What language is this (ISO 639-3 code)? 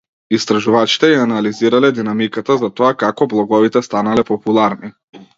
mkd